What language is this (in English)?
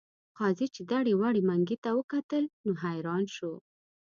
Pashto